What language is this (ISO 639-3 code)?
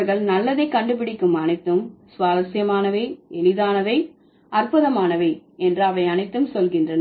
tam